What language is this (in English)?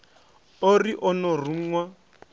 Venda